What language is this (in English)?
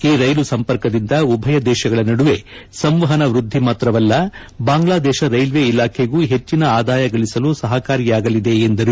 Kannada